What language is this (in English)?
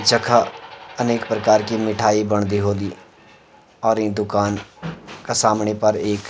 Garhwali